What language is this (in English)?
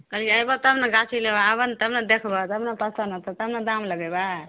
Maithili